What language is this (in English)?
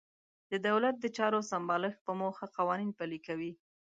Pashto